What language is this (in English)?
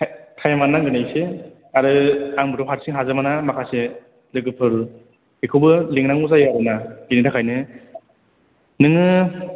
Bodo